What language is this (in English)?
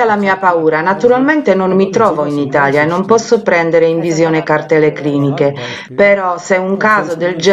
Italian